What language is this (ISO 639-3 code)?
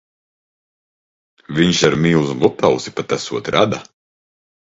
lav